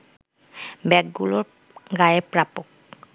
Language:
Bangla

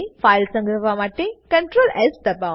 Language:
Gujarati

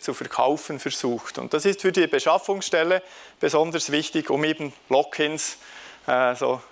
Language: German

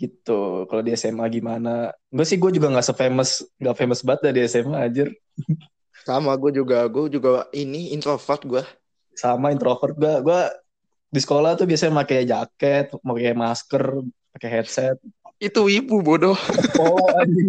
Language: Indonesian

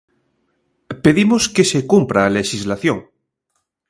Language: Galician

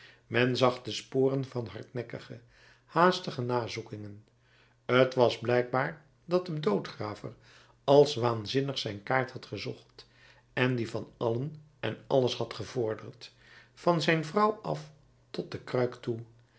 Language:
Dutch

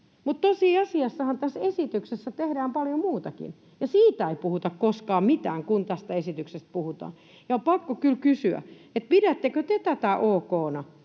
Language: Finnish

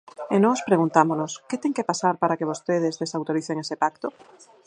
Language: Galician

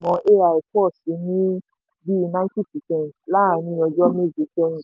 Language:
Yoruba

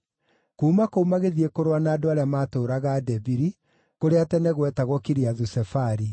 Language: Kikuyu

